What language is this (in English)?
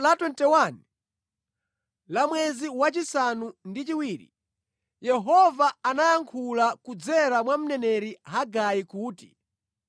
Nyanja